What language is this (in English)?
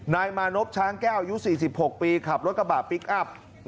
Thai